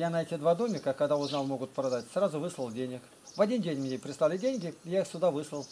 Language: Russian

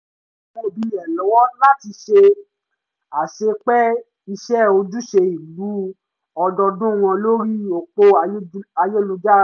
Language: Yoruba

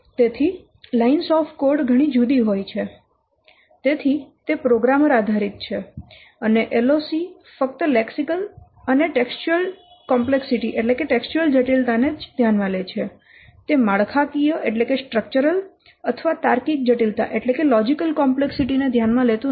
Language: Gujarati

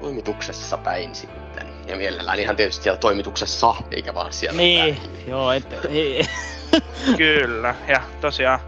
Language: Finnish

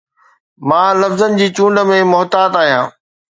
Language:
Sindhi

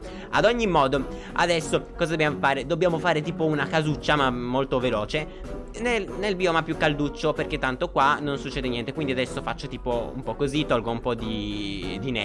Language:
Italian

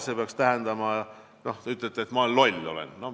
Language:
Estonian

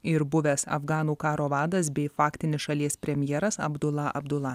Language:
Lithuanian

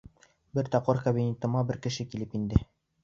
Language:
Bashkir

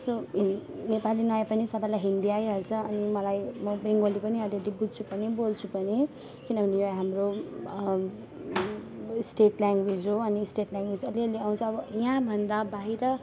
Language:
Nepali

